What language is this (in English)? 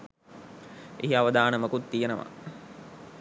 Sinhala